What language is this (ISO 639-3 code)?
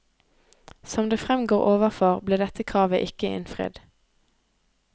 nor